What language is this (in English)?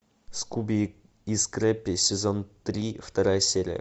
Russian